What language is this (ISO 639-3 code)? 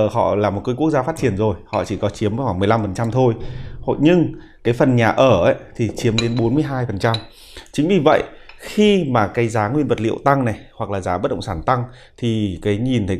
vie